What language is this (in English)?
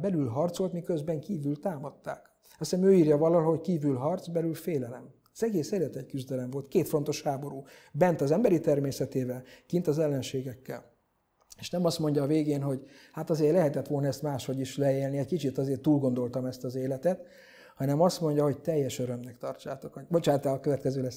Hungarian